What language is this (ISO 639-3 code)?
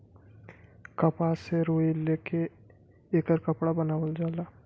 bho